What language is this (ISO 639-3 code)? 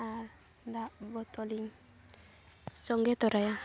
sat